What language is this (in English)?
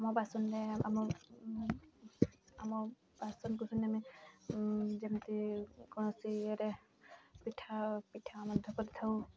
Odia